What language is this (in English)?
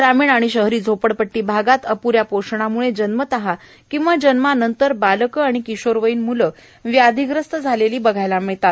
Marathi